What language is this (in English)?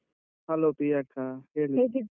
Kannada